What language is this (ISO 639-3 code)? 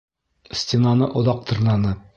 bak